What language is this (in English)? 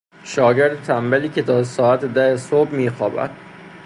Persian